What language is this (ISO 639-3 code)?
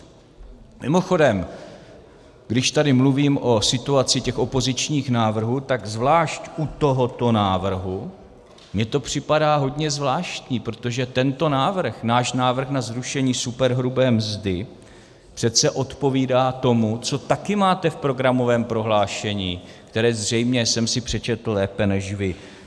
ces